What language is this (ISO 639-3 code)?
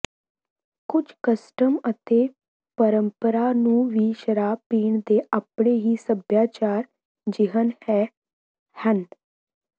pan